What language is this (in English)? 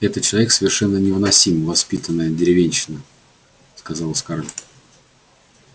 Russian